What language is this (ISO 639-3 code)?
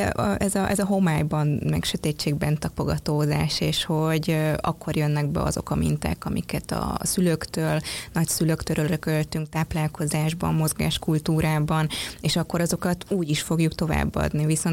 hun